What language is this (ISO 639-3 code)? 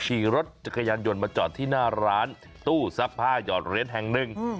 tha